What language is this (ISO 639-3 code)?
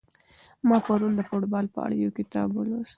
pus